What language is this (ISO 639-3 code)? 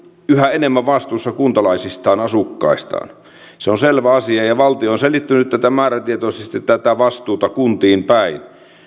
fin